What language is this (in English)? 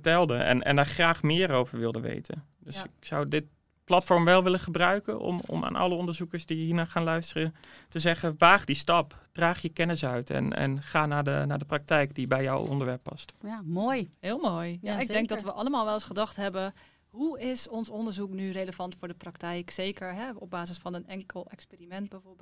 Dutch